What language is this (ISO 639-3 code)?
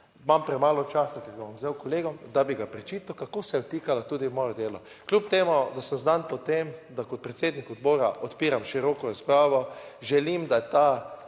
slv